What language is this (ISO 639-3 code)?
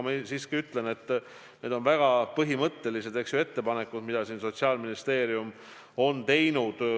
est